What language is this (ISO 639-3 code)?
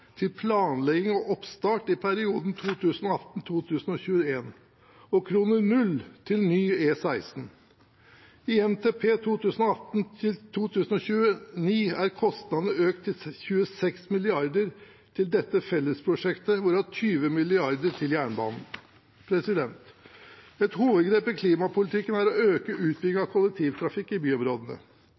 nob